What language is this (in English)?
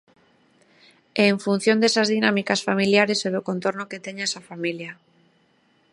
Galician